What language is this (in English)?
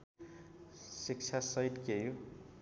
Nepali